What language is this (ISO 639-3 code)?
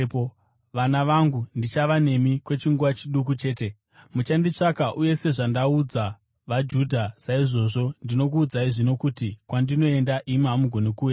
sna